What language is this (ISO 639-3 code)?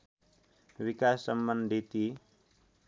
nep